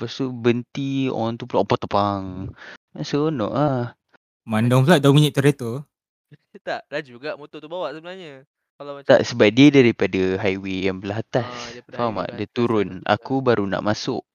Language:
Malay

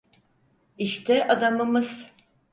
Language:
Turkish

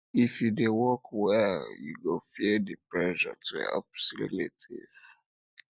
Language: Nigerian Pidgin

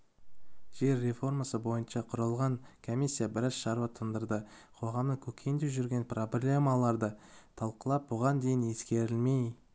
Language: Kazakh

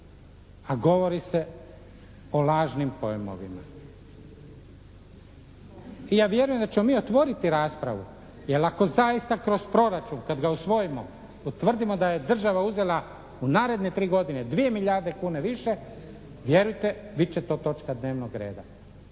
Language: Croatian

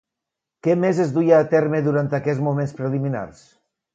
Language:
Catalan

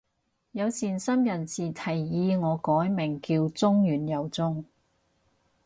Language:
Cantonese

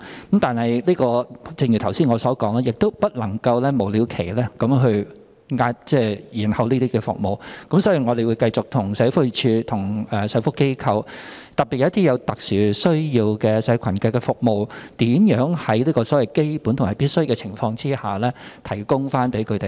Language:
Cantonese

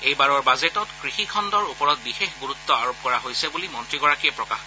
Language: Assamese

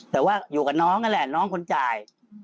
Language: Thai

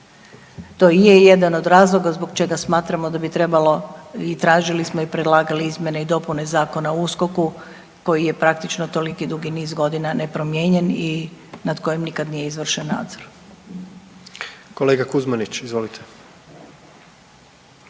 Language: Croatian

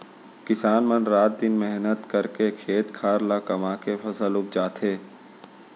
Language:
Chhattisgarhi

